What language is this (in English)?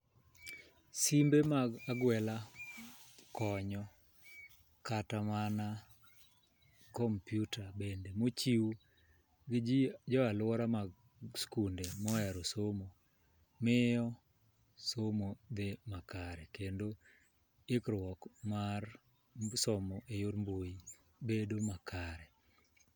Luo (Kenya and Tanzania)